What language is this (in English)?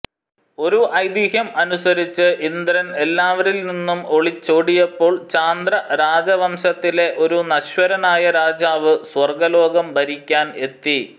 Malayalam